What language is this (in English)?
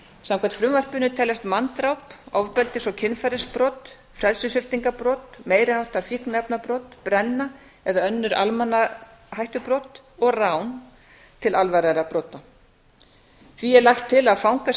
Icelandic